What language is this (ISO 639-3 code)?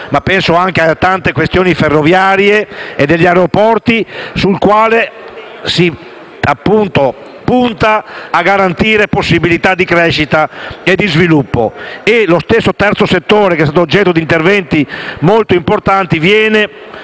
ita